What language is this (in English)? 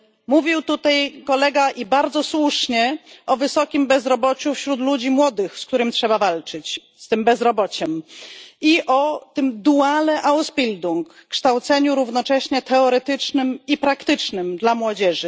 Polish